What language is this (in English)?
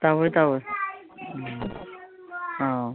Manipuri